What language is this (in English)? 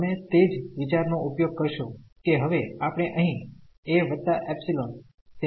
Gujarati